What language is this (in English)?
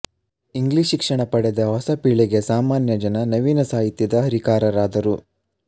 Kannada